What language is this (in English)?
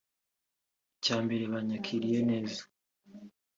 Kinyarwanda